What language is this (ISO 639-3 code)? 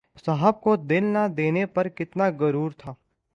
urd